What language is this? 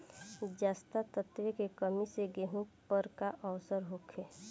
Bhojpuri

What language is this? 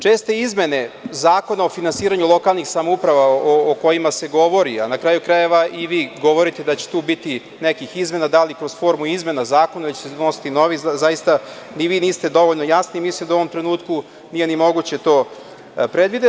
Serbian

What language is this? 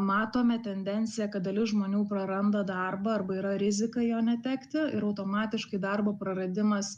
Lithuanian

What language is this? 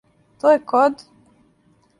Serbian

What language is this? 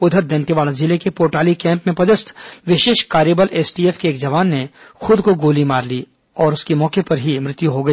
Hindi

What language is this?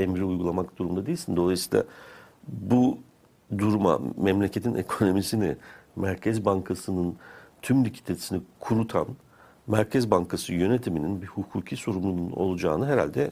Turkish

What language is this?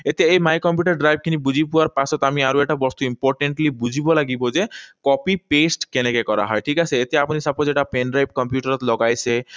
Assamese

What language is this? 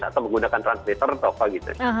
Indonesian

